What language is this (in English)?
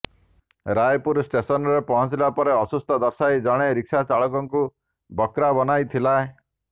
Odia